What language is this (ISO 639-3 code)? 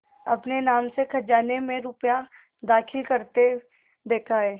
hin